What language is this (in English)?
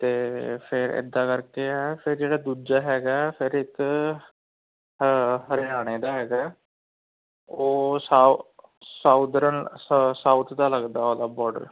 Punjabi